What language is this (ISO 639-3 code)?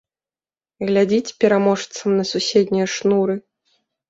bel